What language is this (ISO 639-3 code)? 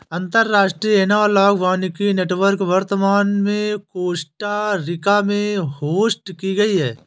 hin